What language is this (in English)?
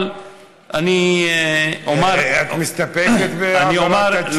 Hebrew